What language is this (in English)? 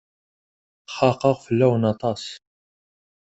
Kabyle